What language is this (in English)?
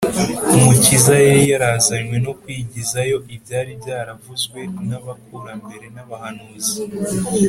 Kinyarwanda